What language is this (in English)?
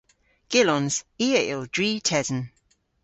Cornish